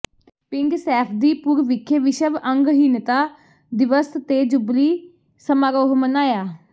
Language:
Punjabi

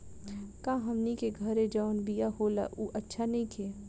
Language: Bhojpuri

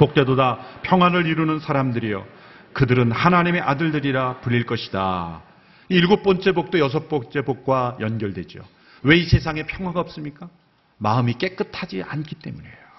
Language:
Korean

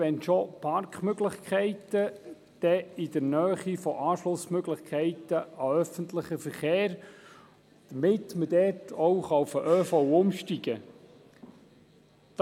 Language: Swiss German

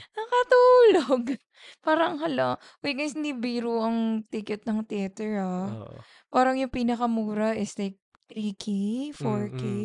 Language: Filipino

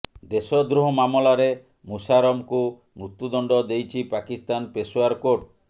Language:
Odia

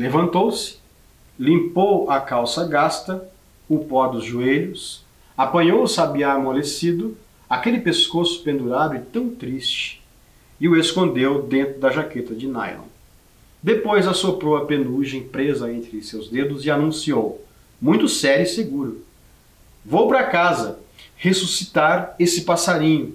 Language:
Portuguese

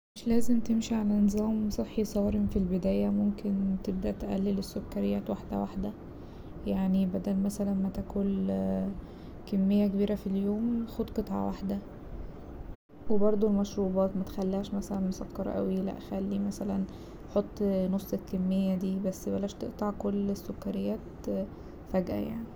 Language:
Egyptian Arabic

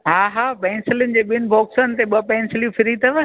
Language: Sindhi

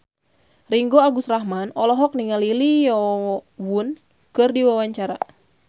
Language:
Sundanese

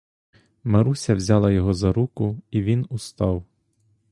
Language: Ukrainian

